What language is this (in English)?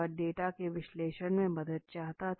Hindi